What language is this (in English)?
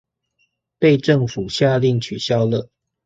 Chinese